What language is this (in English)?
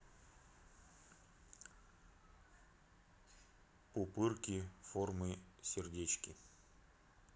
Russian